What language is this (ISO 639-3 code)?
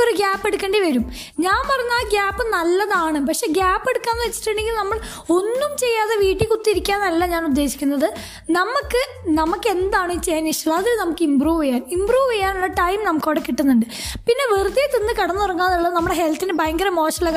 mal